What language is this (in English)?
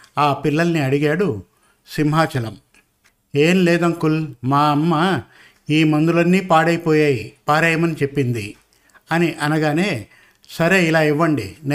Telugu